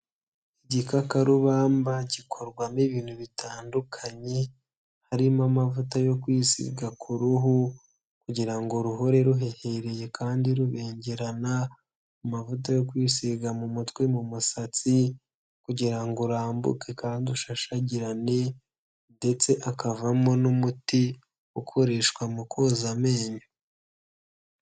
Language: Kinyarwanda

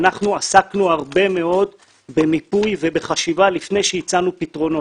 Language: Hebrew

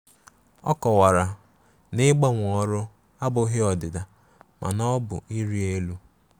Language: Igbo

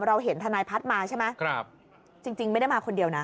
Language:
Thai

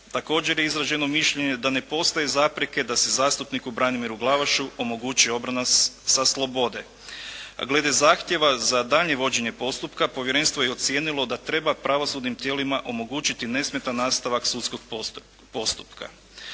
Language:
Croatian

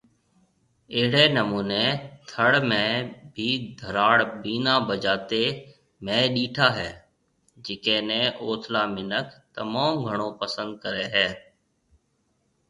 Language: Marwari (Pakistan)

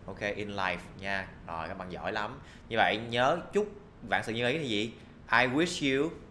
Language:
Vietnamese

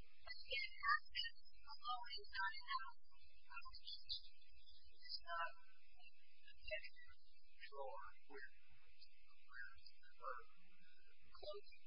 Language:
English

